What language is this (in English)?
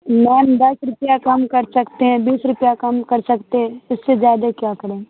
Urdu